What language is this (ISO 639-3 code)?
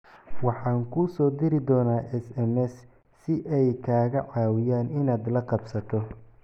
som